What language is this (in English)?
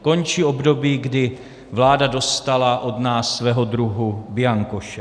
Czech